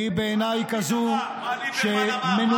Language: Hebrew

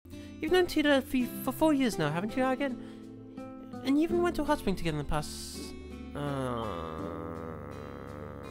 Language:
English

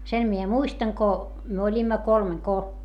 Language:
Finnish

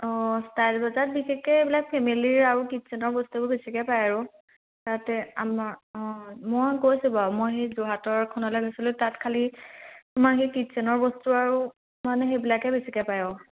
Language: Assamese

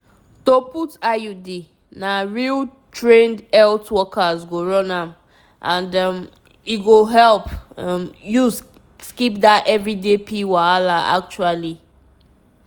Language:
Nigerian Pidgin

